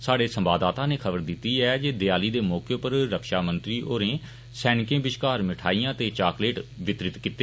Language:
Dogri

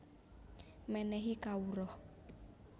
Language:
Javanese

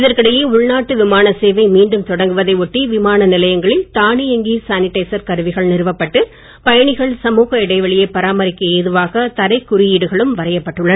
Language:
Tamil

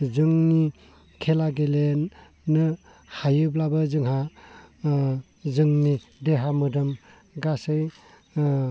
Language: Bodo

